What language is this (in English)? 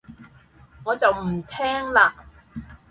Cantonese